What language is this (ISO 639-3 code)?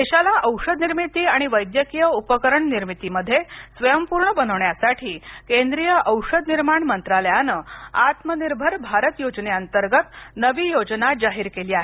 mar